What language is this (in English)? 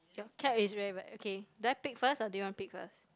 English